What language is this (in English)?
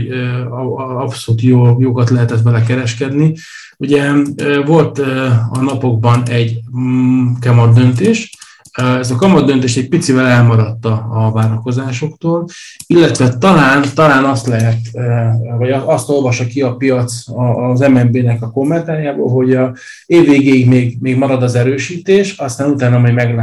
Hungarian